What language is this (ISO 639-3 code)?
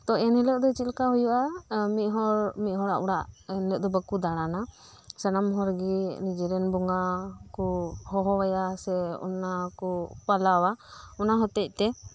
sat